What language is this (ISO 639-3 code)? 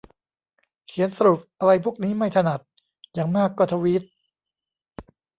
tha